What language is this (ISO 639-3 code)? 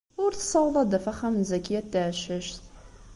kab